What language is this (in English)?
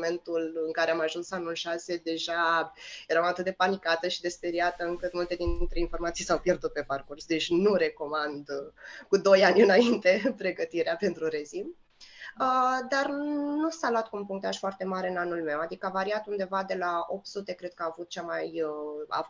Romanian